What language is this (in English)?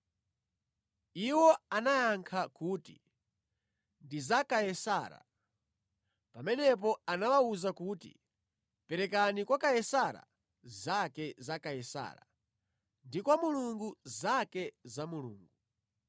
Nyanja